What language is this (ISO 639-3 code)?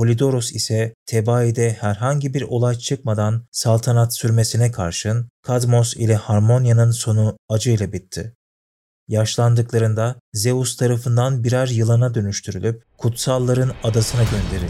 tur